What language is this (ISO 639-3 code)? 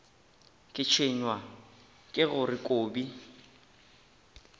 nso